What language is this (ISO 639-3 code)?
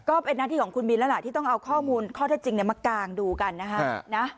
tha